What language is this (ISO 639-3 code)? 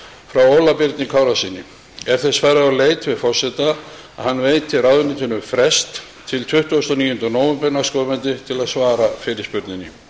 isl